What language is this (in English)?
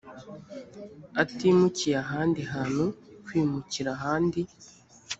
Kinyarwanda